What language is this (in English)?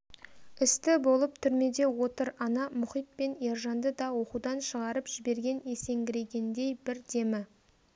Kazakh